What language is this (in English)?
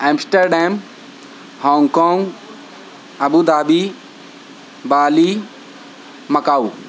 Urdu